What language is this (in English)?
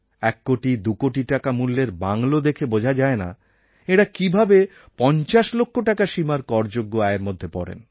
Bangla